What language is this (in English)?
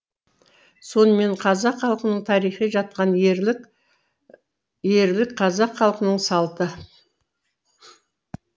Kazakh